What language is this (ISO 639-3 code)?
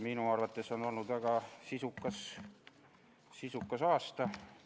est